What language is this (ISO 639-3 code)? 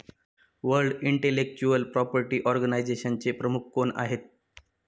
mar